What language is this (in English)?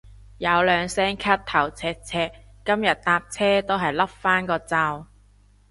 Cantonese